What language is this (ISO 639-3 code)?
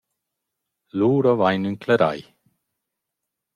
roh